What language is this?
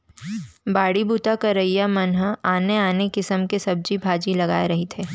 Chhattisgarhi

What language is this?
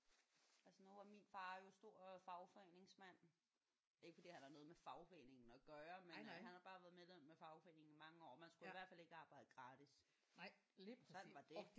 Danish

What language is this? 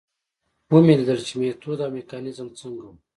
Pashto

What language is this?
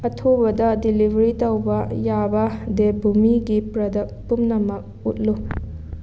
Manipuri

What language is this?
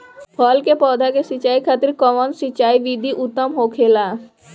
Bhojpuri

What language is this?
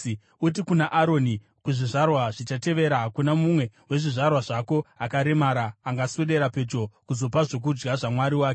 Shona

